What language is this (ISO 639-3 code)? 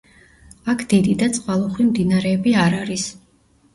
kat